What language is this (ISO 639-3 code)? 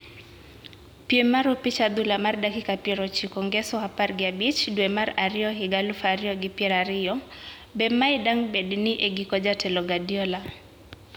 luo